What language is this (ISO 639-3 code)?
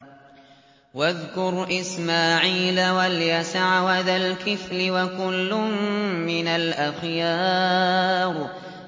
ara